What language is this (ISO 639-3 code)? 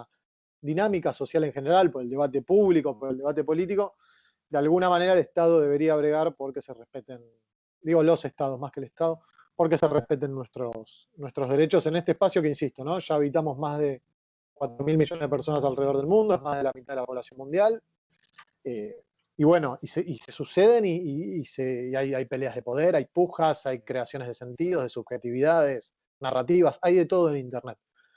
spa